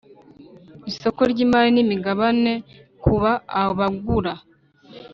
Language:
Kinyarwanda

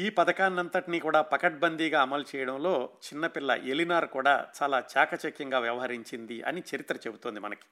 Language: Telugu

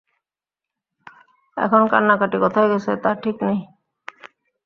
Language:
Bangla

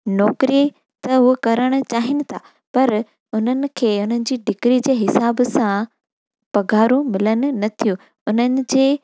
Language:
Sindhi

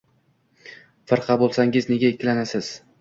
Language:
Uzbek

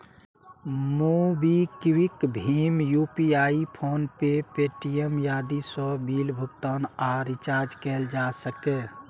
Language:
Maithili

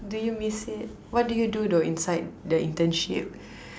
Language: English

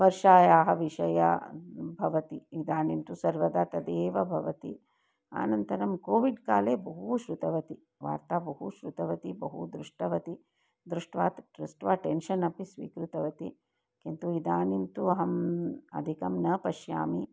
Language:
Sanskrit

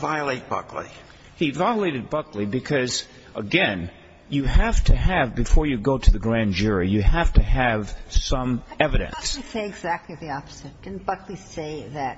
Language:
English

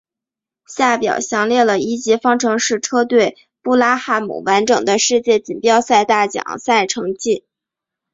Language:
Chinese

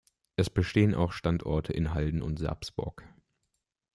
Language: German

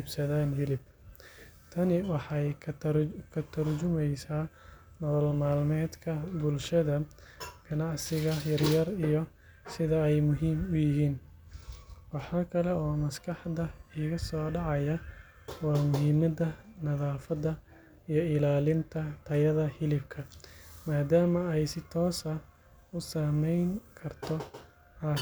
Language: Somali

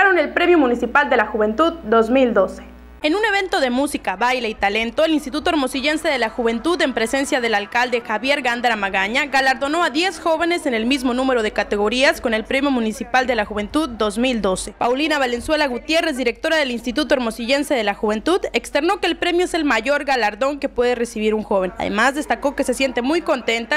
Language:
Spanish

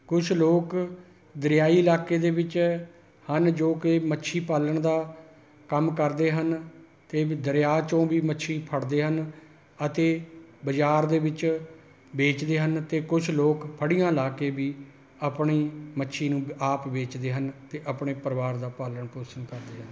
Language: Punjabi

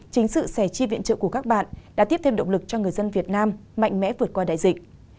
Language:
Vietnamese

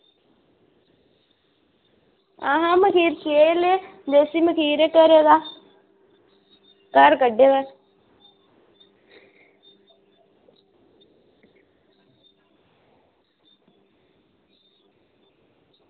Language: Dogri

